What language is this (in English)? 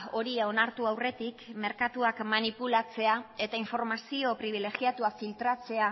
Basque